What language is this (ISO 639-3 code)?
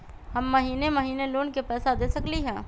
mag